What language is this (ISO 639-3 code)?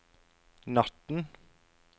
nor